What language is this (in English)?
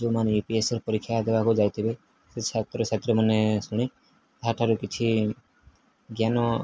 Odia